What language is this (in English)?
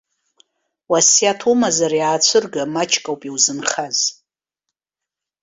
Abkhazian